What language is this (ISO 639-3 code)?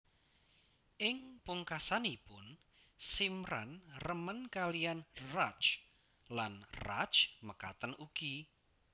jav